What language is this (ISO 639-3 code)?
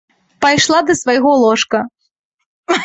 bel